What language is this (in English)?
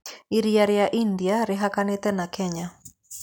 Kikuyu